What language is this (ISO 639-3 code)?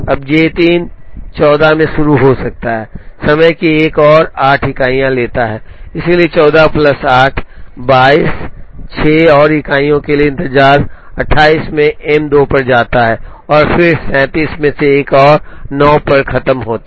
hin